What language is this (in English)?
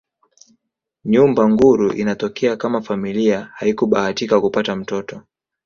Swahili